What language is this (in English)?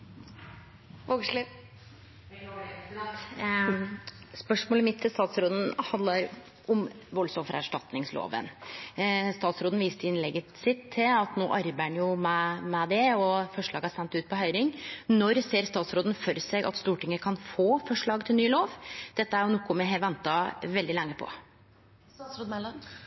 Norwegian Nynorsk